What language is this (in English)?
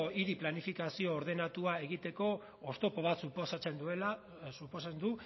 Basque